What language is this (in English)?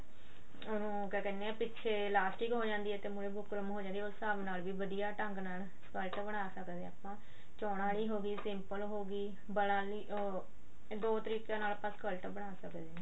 Punjabi